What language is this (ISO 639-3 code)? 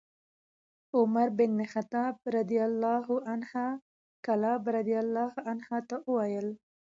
pus